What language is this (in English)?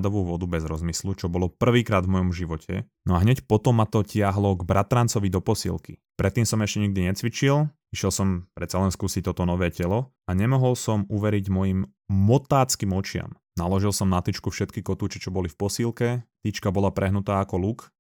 Slovak